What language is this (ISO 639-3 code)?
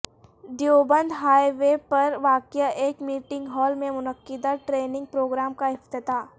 urd